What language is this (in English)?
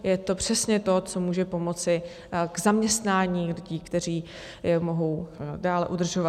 Czech